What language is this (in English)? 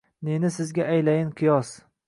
Uzbek